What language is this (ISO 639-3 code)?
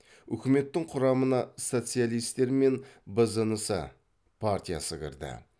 kaz